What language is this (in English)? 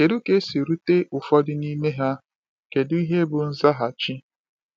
Igbo